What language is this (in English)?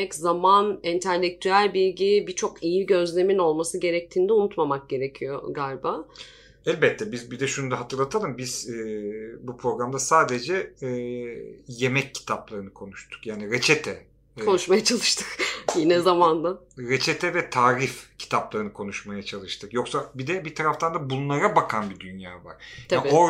Turkish